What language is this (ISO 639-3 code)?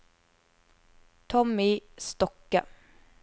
nor